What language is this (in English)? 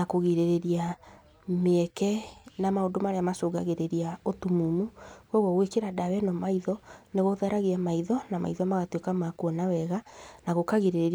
Kikuyu